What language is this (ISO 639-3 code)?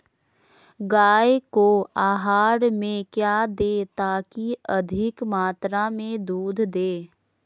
mag